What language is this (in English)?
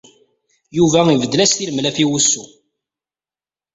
Kabyle